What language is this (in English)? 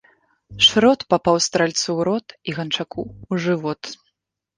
Belarusian